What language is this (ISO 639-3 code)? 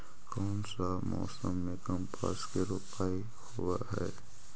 mag